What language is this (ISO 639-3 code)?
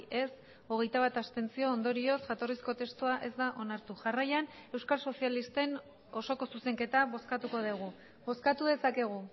eus